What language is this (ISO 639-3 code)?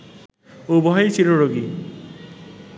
ben